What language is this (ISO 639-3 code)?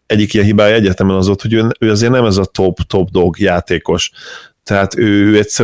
hun